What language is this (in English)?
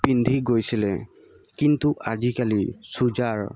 Assamese